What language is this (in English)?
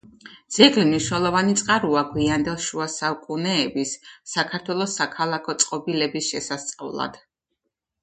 Georgian